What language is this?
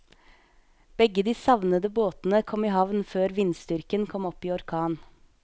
Norwegian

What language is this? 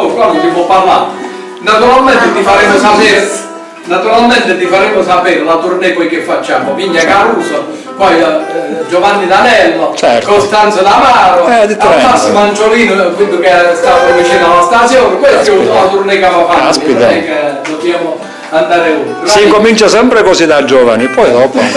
Italian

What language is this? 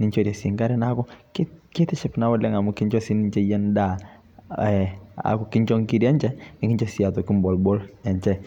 Masai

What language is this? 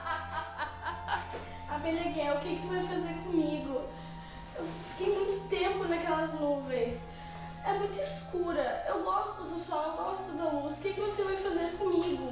Portuguese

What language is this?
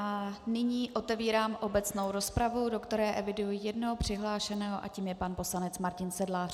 Czech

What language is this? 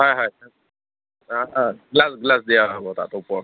Assamese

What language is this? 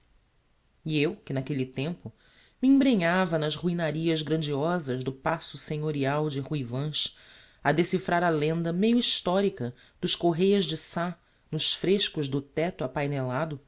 Portuguese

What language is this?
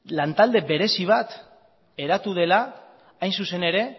Basque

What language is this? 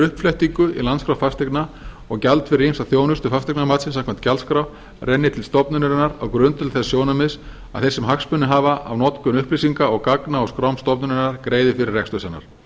Icelandic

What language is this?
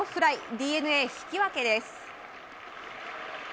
Japanese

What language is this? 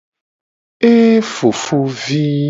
Gen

